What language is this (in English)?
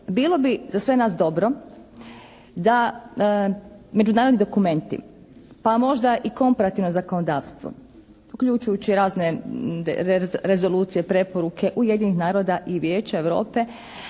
Croatian